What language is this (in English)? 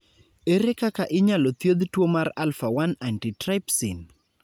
Luo (Kenya and Tanzania)